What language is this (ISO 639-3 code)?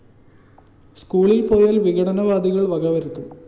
mal